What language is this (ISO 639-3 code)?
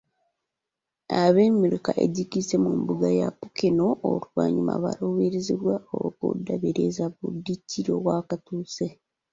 lug